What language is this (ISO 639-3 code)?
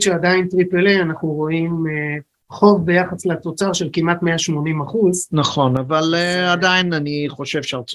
heb